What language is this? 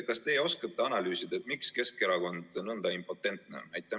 Estonian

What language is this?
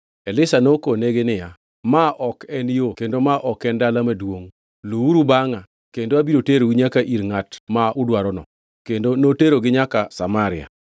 Luo (Kenya and Tanzania)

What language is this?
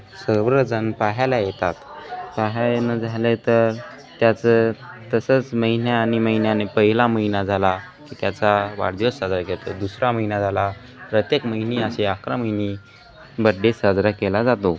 Marathi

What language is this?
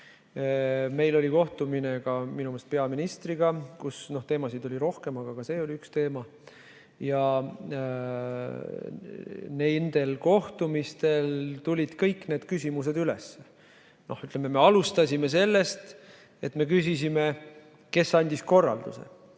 Estonian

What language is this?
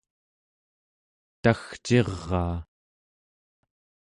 Central Yupik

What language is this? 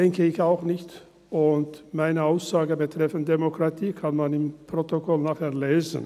Swiss German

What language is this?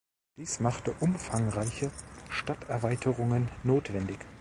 German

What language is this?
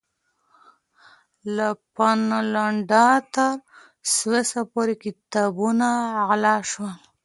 Pashto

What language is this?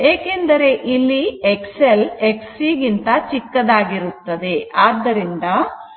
Kannada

